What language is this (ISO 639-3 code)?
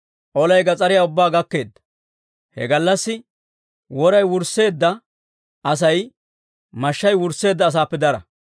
dwr